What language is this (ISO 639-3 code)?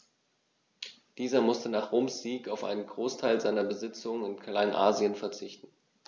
deu